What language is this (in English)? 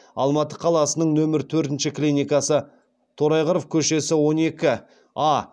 Kazakh